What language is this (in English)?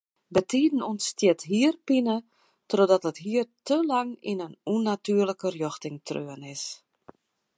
Western Frisian